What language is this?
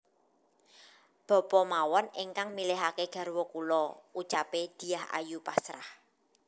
Javanese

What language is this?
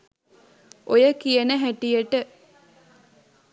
Sinhala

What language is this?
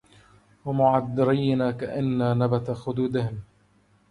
Arabic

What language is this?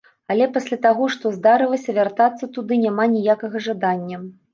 Belarusian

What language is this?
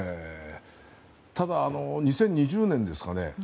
Japanese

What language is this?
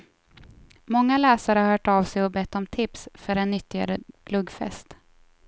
Swedish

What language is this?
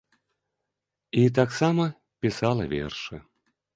Belarusian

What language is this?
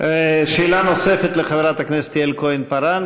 Hebrew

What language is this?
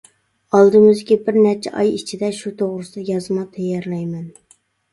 Uyghur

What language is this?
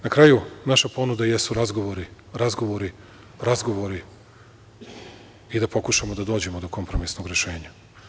Serbian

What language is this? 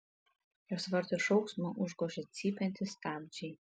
Lithuanian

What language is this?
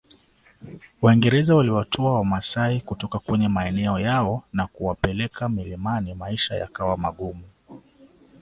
Swahili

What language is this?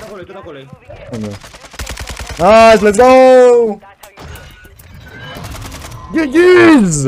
Romanian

